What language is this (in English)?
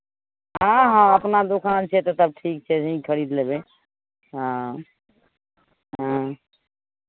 Maithili